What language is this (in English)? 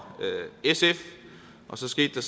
Danish